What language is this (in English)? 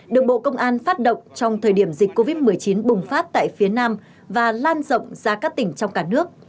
Vietnamese